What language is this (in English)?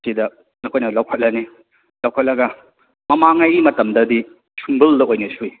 Manipuri